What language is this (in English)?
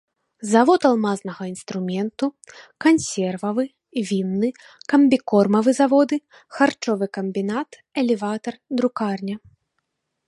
Belarusian